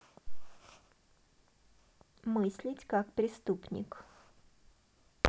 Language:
Russian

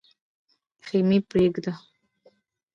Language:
Pashto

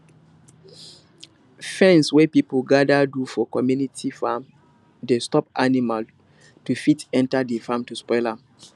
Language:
Nigerian Pidgin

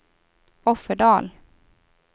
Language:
Swedish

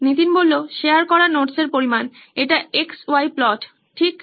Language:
Bangla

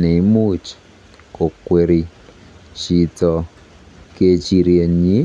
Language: Kalenjin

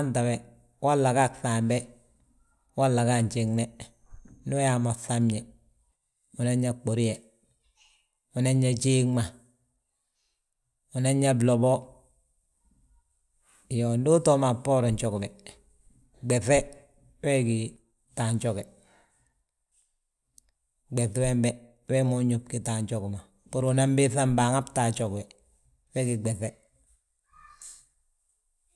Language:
Balanta-Ganja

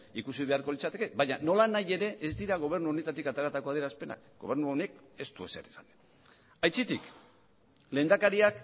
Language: Basque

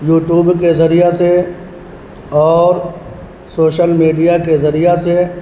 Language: Urdu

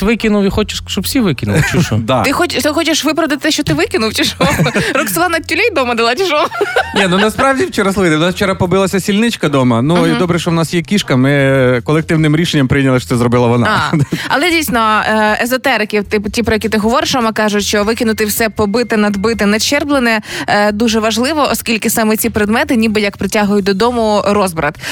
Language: Ukrainian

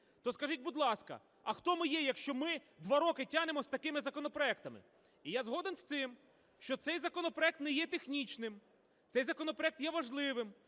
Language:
Ukrainian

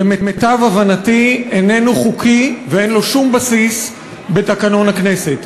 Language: Hebrew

